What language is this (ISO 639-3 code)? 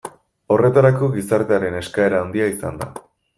eus